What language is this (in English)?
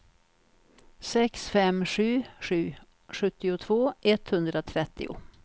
Swedish